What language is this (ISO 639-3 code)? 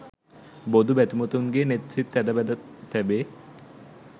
sin